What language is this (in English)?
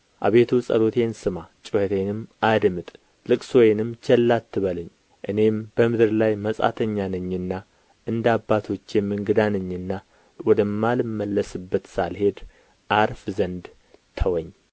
Amharic